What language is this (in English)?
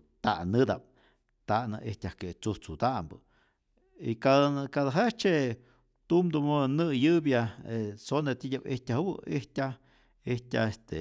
Rayón Zoque